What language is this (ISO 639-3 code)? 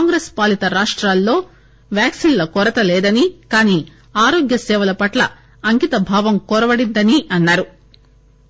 tel